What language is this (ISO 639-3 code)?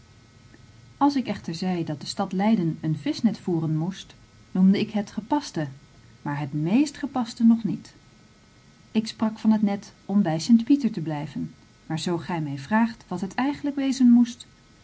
nld